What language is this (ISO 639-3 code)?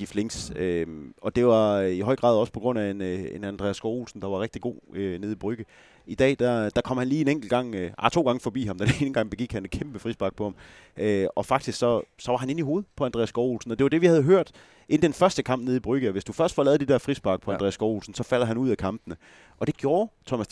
dan